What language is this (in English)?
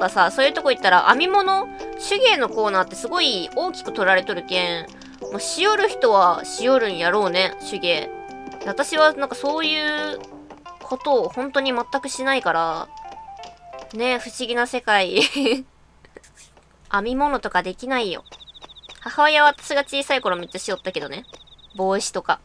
Japanese